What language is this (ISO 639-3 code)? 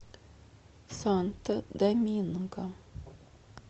rus